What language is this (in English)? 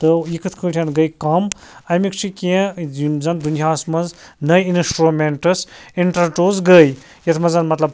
Kashmiri